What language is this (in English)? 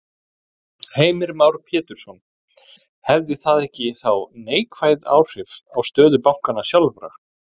Icelandic